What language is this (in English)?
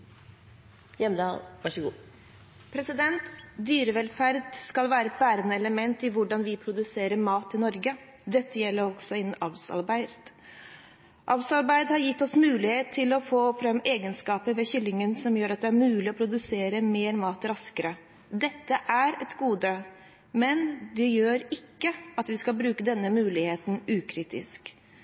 Norwegian Bokmål